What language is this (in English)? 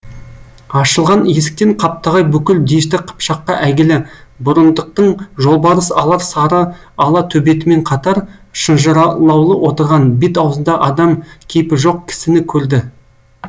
Kazakh